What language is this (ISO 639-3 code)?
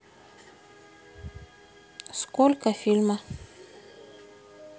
rus